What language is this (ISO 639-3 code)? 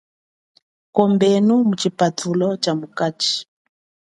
cjk